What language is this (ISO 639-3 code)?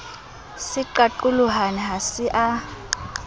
sot